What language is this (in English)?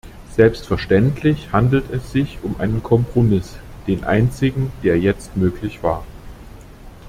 German